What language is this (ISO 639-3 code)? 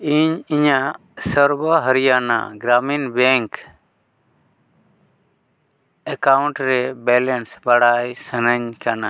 sat